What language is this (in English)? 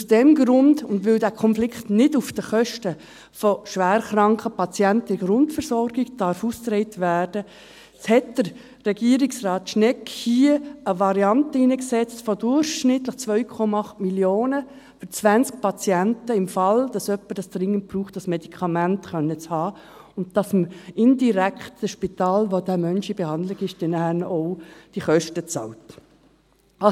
Swiss German